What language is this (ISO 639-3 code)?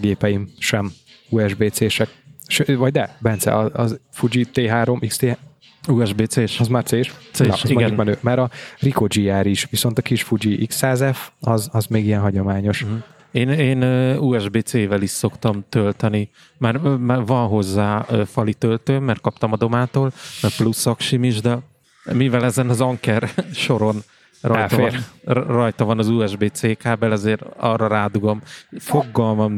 hun